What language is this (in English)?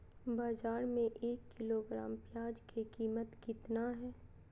Magahi